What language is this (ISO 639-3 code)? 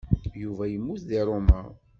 kab